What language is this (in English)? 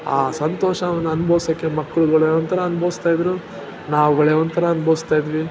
Kannada